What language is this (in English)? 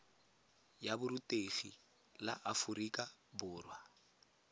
Tswana